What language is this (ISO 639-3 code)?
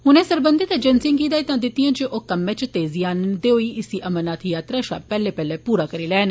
doi